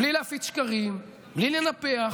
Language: Hebrew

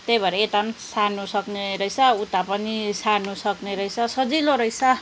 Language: Nepali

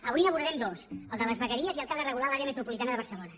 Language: Catalan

